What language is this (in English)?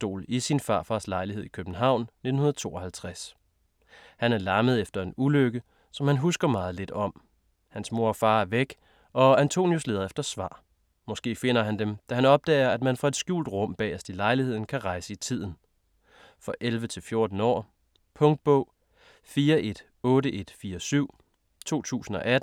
Danish